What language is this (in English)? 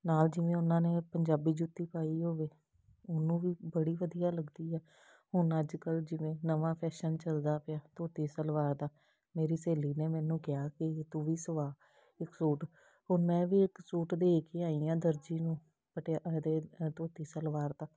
Punjabi